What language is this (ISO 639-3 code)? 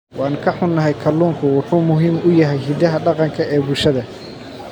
som